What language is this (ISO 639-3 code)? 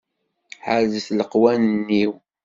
kab